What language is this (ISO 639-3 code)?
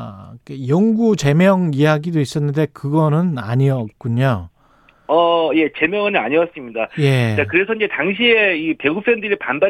kor